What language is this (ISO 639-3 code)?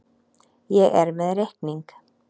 isl